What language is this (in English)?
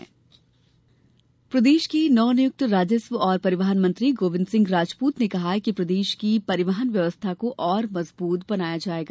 Hindi